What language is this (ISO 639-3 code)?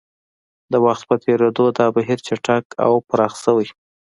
pus